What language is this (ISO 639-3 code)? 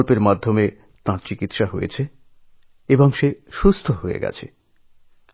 ben